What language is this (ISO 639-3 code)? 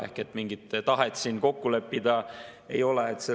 est